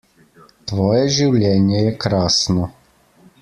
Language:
Slovenian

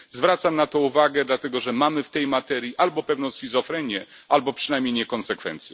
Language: Polish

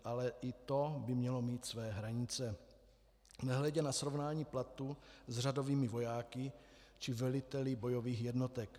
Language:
Czech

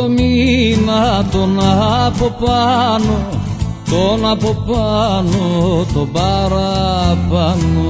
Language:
Greek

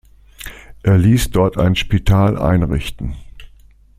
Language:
German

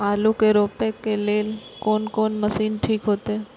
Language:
Maithili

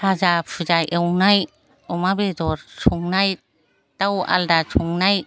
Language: Bodo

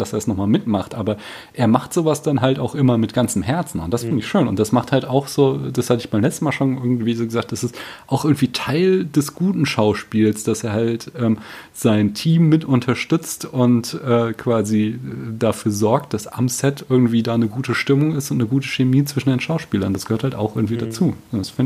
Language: German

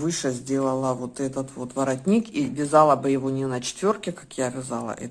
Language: Russian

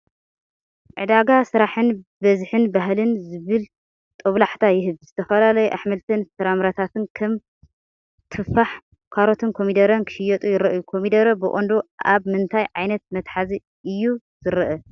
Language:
Tigrinya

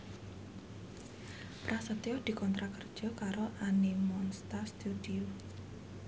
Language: Javanese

